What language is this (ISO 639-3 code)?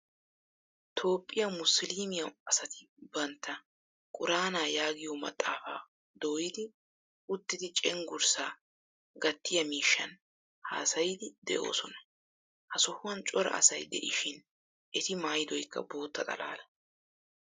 wal